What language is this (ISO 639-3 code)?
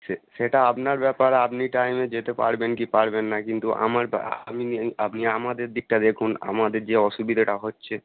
ben